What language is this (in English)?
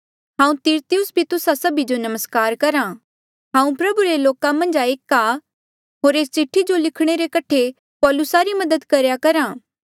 Mandeali